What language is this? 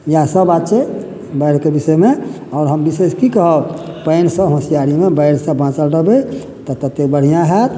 Maithili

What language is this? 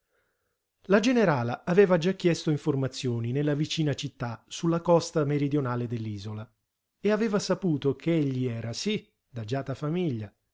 Italian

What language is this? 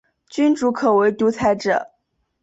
Chinese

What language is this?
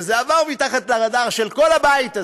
Hebrew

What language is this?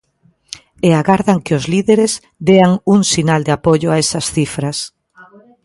Galician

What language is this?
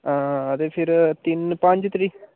Dogri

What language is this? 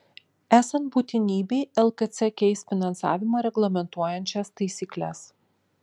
Lithuanian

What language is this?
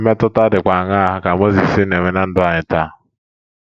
Igbo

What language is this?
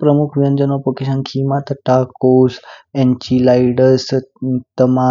Kinnauri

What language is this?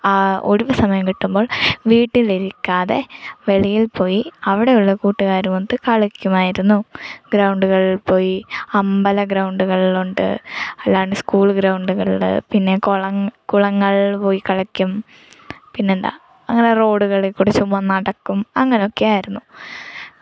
Malayalam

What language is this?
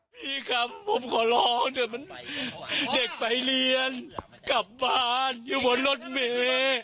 Thai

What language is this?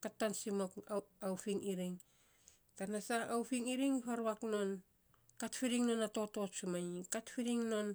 Saposa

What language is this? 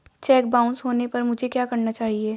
Hindi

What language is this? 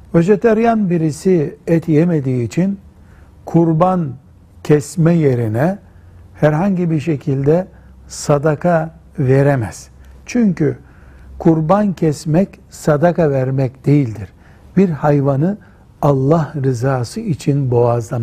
Turkish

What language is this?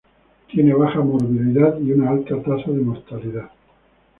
Spanish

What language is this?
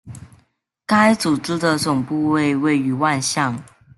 Chinese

